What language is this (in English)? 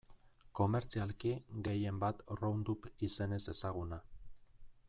Basque